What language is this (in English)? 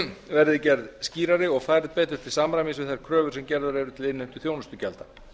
Icelandic